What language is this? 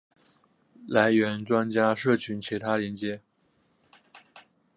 Chinese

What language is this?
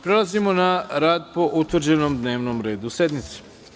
Serbian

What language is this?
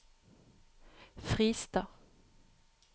Norwegian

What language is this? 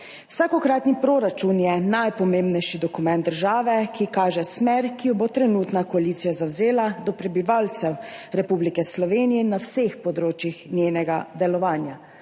Slovenian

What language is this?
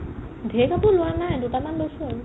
Assamese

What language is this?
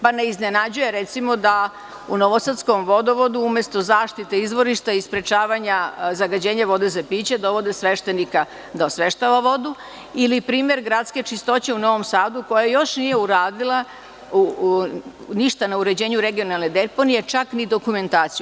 Serbian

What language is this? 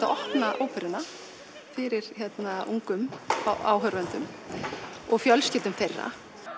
Icelandic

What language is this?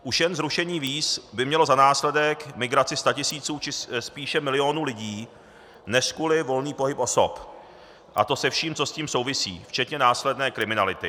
Czech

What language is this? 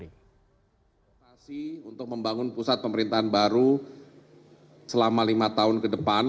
Indonesian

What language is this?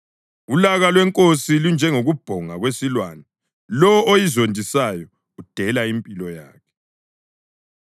North Ndebele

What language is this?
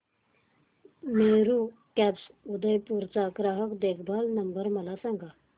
Marathi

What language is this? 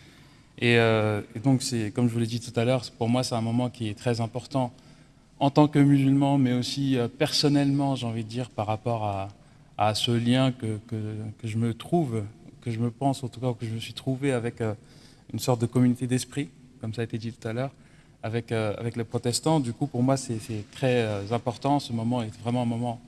French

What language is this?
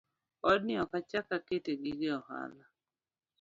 Luo (Kenya and Tanzania)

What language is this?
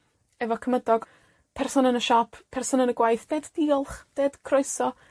Welsh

